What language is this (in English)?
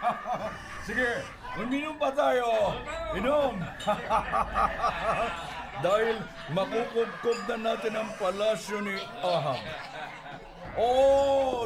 Filipino